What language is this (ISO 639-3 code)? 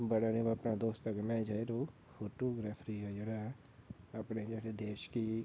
doi